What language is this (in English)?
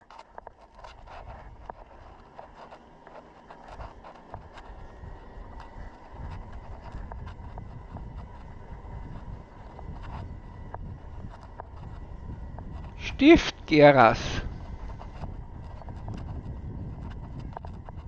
German